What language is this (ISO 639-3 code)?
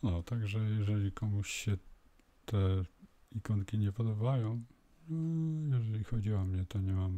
pol